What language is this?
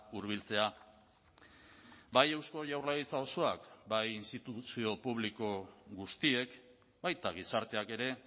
Basque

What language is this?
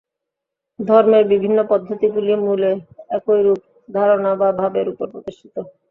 Bangla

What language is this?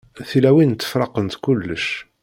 Kabyle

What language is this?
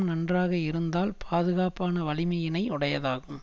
Tamil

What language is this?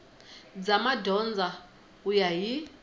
Tsonga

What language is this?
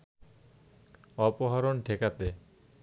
Bangla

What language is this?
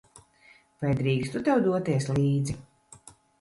Latvian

